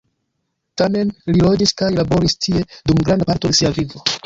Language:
Esperanto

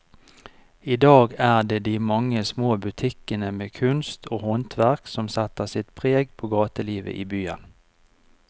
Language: Norwegian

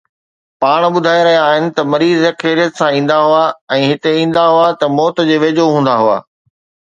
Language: Sindhi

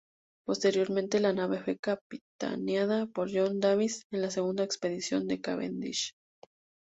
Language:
Spanish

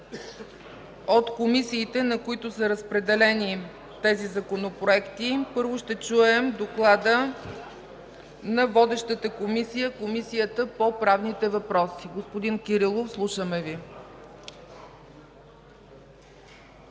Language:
Bulgarian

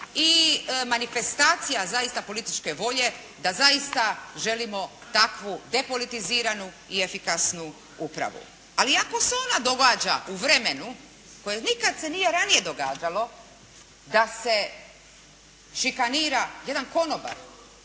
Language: Croatian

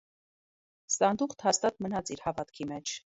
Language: Armenian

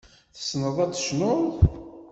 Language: Kabyle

